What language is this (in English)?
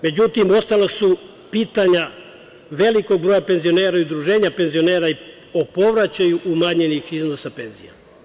Serbian